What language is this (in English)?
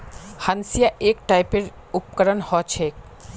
Magahi